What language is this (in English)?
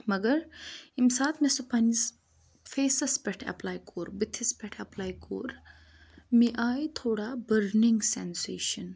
Kashmiri